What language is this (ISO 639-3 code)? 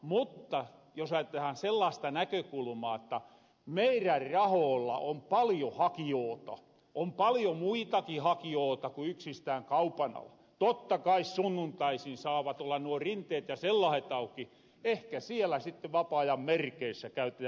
fin